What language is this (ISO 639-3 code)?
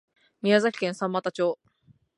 jpn